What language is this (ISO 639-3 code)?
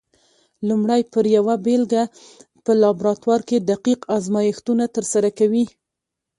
pus